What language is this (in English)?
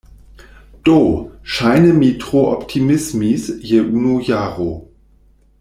Esperanto